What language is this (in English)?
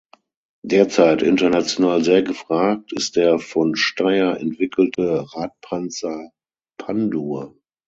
German